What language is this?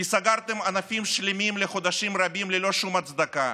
Hebrew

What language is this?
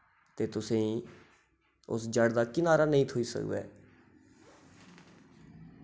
Dogri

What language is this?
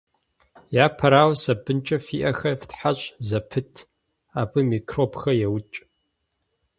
Kabardian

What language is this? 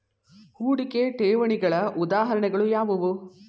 Kannada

